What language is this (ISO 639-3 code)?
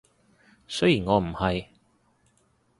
yue